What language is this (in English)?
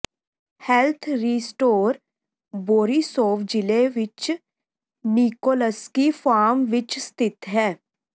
Punjabi